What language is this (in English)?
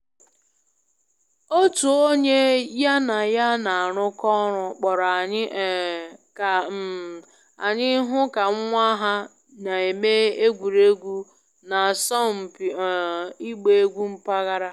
Igbo